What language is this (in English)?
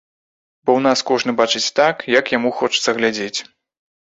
Belarusian